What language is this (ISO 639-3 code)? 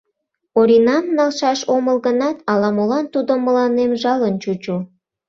chm